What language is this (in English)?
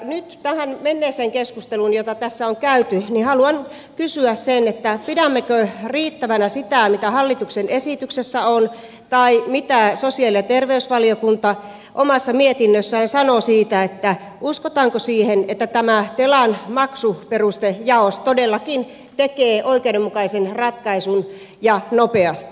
Finnish